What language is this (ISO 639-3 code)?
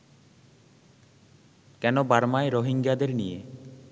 ben